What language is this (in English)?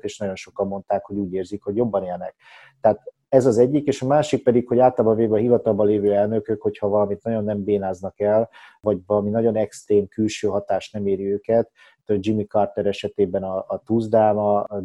Hungarian